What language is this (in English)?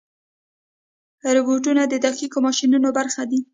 Pashto